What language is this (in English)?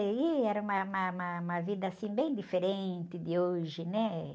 Portuguese